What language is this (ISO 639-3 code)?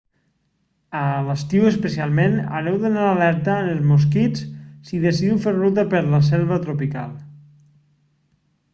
cat